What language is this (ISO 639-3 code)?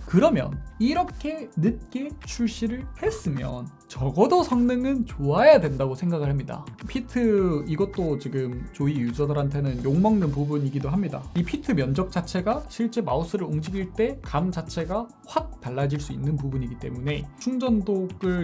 kor